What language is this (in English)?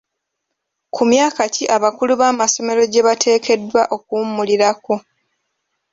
Ganda